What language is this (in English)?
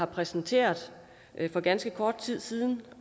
Danish